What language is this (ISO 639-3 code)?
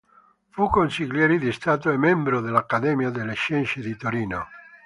ita